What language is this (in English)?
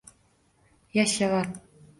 Uzbek